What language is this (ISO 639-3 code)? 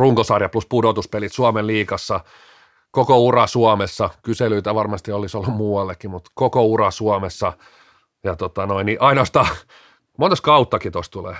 fin